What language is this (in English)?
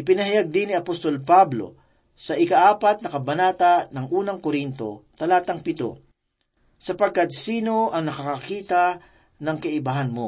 Filipino